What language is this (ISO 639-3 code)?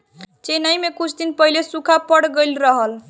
bho